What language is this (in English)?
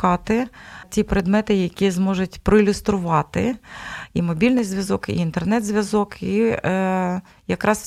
Ukrainian